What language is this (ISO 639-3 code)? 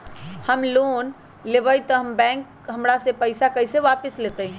mag